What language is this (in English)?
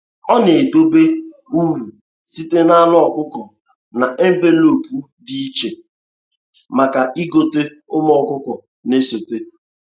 Igbo